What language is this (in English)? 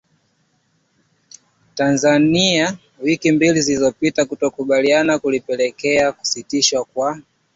Swahili